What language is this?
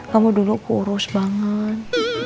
Indonesian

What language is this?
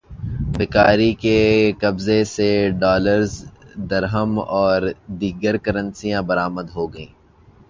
Urdu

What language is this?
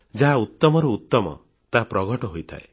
Odia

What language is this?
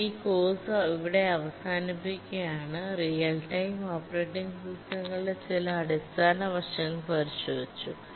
Malayalam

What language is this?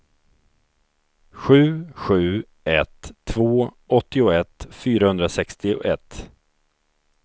Swedish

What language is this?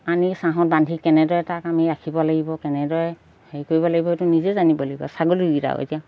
Assamese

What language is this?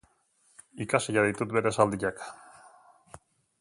Basque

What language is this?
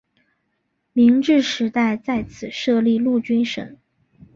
Chinese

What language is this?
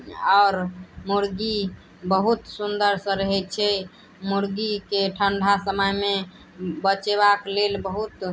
Maithili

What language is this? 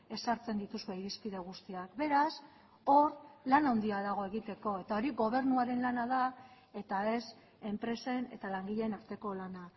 Basque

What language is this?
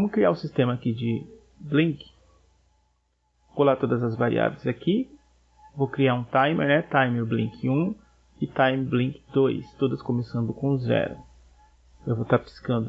Portuguese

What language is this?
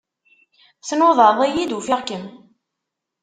Kabyle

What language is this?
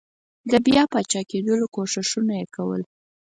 Pashto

